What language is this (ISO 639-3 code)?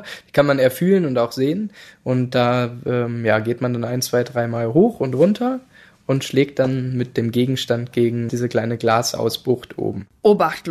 deu